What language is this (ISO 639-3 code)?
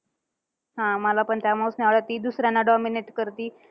mar